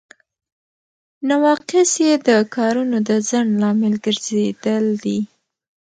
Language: Pashto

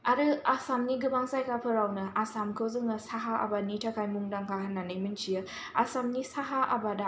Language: Bodo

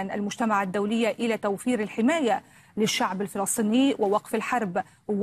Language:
Arabic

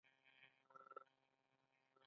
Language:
Pashto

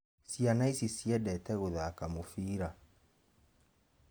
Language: Kikuyu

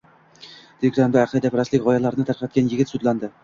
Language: Uzbek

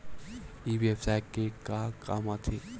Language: Chhattisgarhi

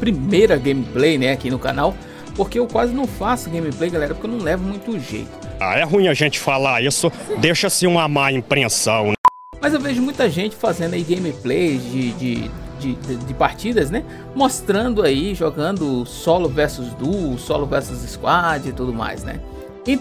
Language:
Portuguese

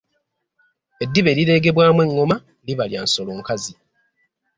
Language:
Ganda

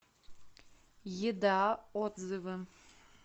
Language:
Russian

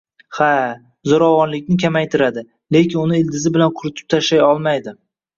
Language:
Uzbek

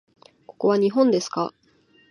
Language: Japanese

